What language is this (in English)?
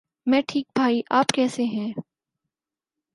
Urdu